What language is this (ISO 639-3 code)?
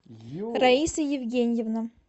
rus